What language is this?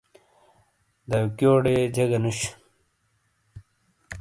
Shina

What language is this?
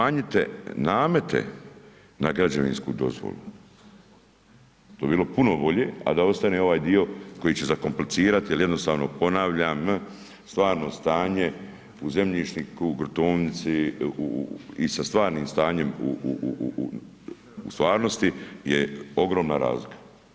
Croatian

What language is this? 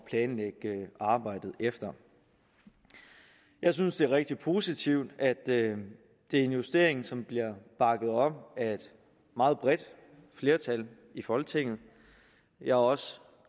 Danish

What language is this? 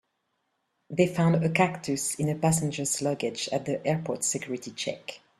English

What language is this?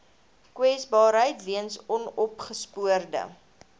Afrikaans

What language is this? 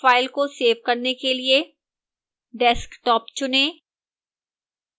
Hindi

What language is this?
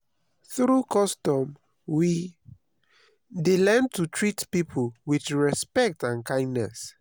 Nigerian Pidgin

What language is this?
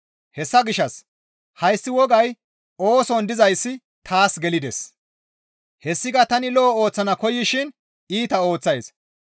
Gamo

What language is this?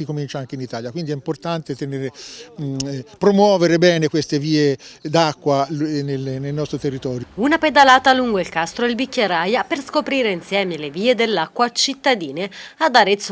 Italian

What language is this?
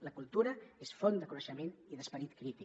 Catalan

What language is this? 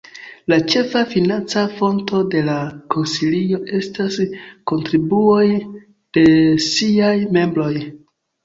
Esperanto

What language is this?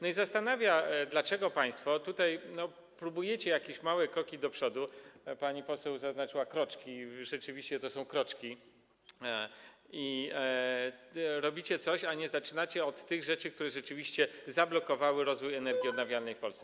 Polish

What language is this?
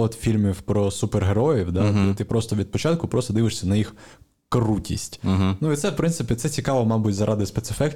Ukrainian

